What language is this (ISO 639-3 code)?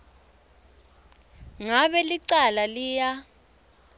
ssw